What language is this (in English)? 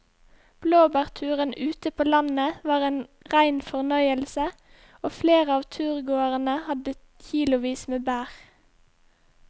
Norwegian